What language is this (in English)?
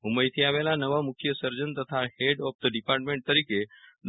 Gujarati